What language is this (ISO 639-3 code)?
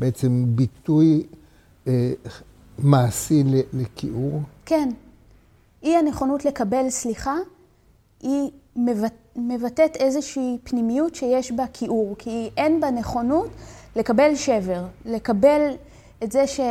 heb